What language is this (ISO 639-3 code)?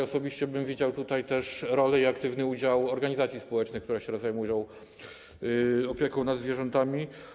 pol